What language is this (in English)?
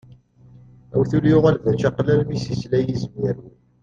Kabyle